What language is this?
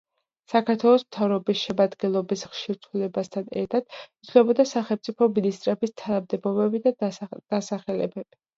Georgian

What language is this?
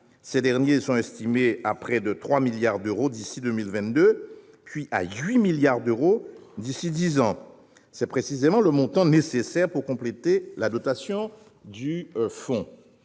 French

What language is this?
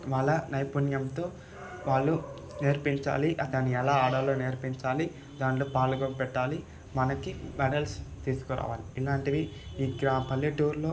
Telugu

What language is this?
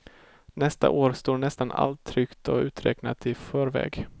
Swedish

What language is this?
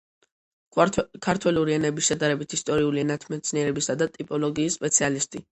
Georgian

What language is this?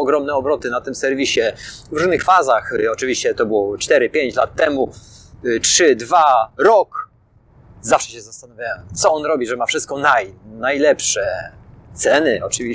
Polish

